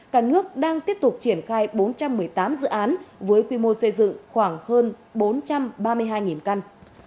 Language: Vietnamese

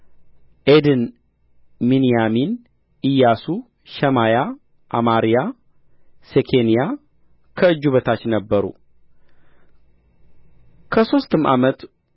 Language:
Amharic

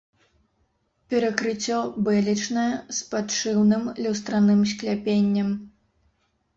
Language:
Belarusian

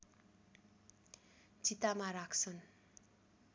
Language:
Nepali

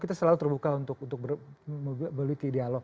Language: Indonesian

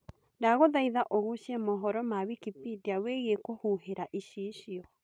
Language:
Kikuyu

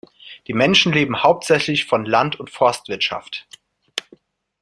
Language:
German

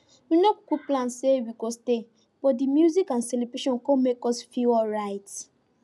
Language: Nigerian Pidgin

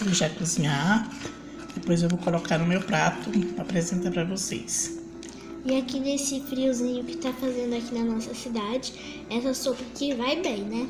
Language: Portuguese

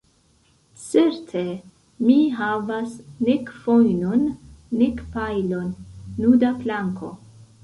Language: Esperanto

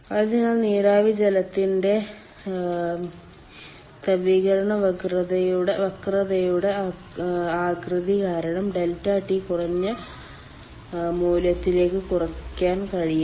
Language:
Malayalam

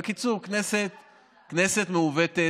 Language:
Hebrew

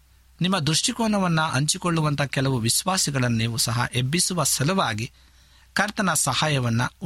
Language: Kannada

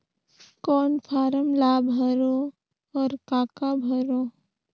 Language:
Chhattisgarhi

